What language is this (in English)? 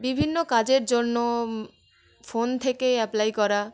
Bangla